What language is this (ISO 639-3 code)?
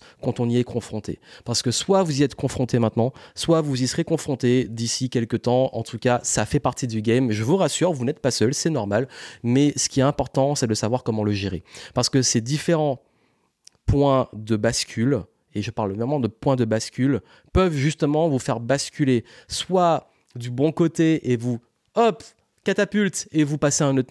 fra